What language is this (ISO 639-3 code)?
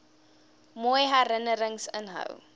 afr